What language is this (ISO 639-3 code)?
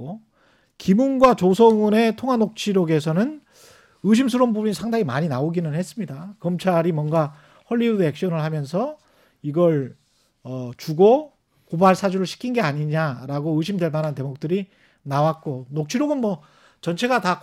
kor